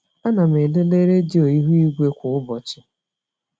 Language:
Igbo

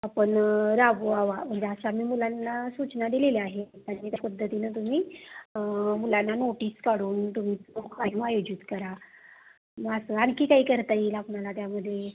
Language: Marathi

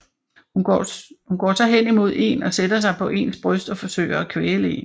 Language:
Danish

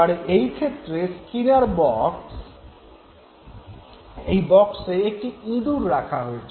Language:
Bangla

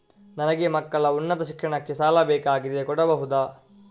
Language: Kannada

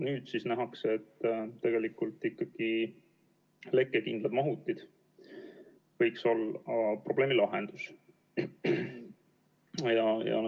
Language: Estonian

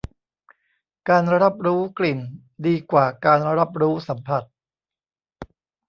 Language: Thai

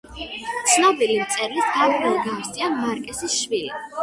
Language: Georgian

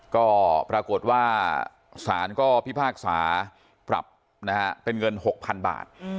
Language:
Thai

